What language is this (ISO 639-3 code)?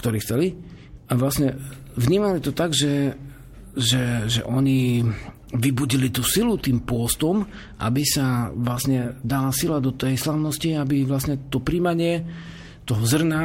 slk